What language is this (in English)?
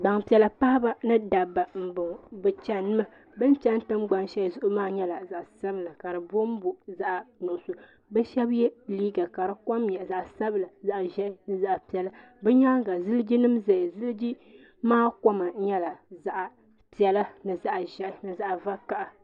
Dagbani